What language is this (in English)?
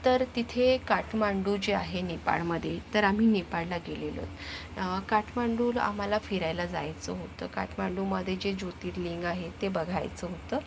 Marathi